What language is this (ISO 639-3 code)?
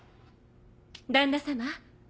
jpn